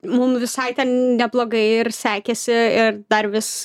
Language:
Lithuanian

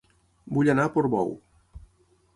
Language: Catalan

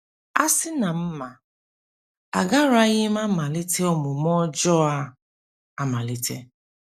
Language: Igbo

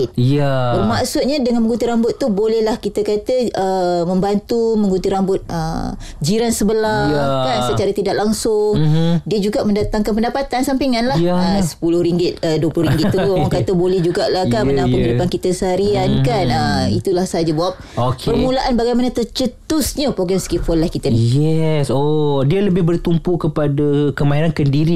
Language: Malay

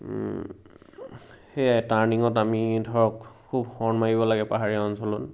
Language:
Assamese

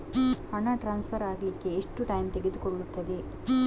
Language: Kannada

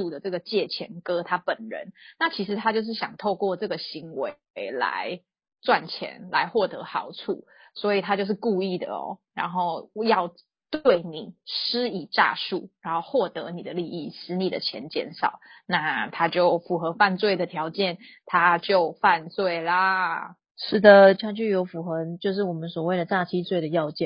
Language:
Chinese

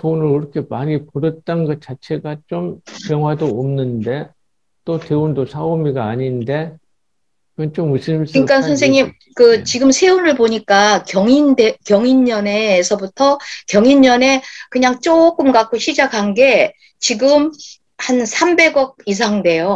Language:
Korean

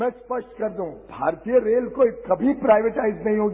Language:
Hindi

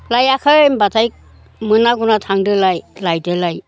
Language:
Bodo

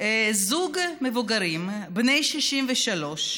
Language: Hebrew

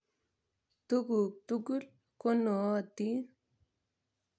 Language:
Kalenjin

